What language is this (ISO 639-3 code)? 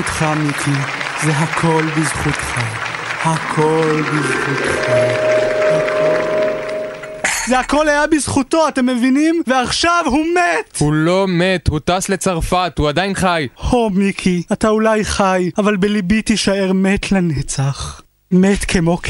heb